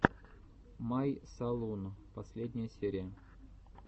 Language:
Russian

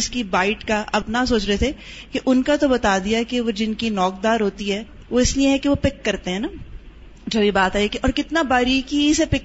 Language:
Urdu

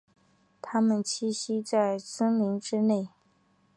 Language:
Chinese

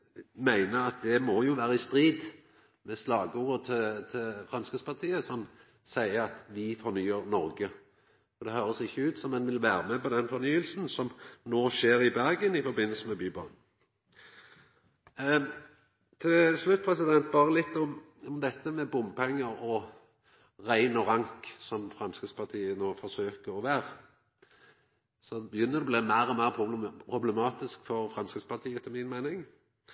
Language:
Norwegian Nynorsk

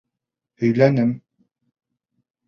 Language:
Bashkir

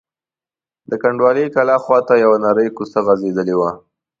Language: Pashto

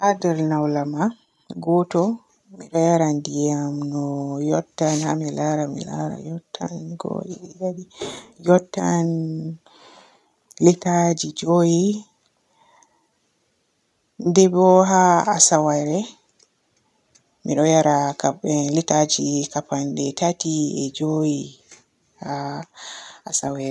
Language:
Borgu Fulfulde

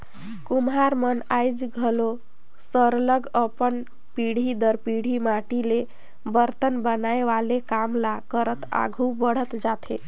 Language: Chhattisgarhi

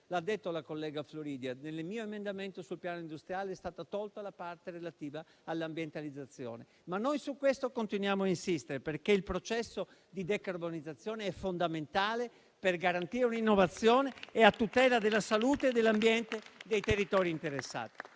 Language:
Italian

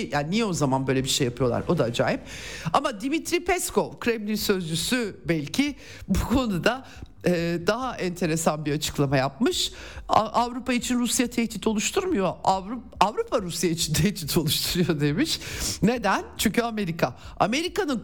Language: Turkish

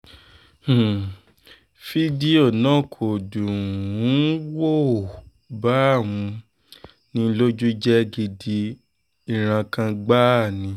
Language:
Yoruba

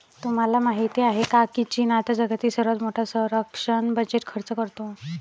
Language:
Marathi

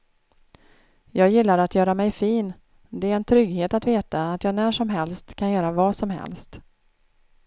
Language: Swedish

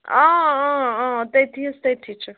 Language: Kashmiri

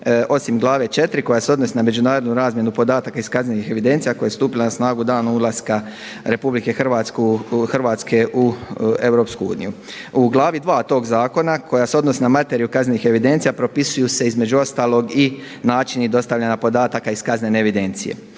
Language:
Croatian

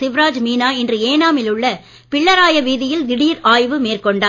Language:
Tamil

